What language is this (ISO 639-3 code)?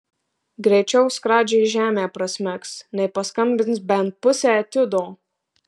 lit